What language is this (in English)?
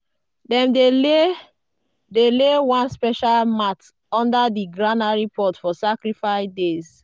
Nigerian Pidgin